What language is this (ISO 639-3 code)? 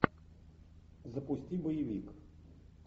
rus